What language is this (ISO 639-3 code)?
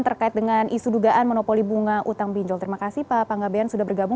ind